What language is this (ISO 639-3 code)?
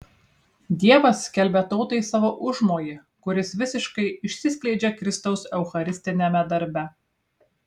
lit